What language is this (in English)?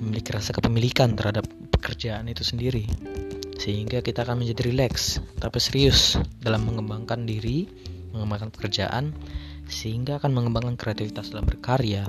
Indonesian